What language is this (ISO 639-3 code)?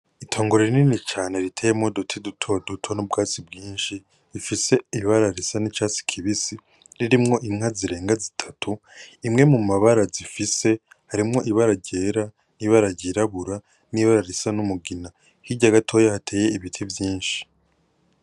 run